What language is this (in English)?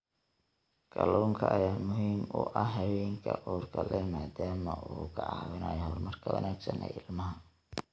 Somali